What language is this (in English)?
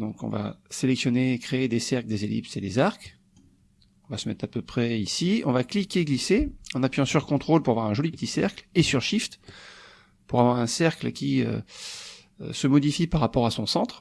French